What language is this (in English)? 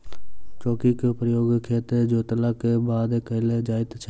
Maithili